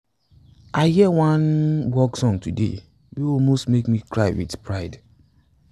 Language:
Nigerian Pidgin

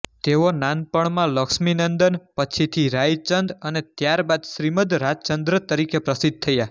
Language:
Gujarati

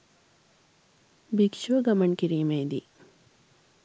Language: Sinhala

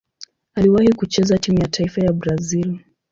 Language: Swahili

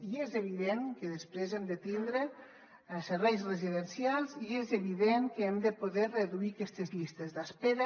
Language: Catalan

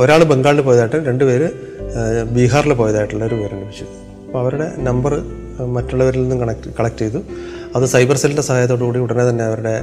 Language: Malayalam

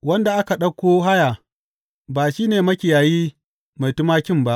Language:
Hausa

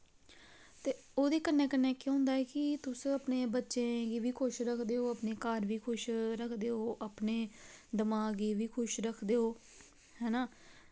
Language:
Dogri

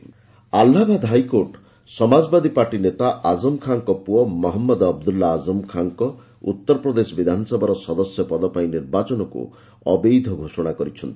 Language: Odia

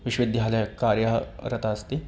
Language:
Sanskrit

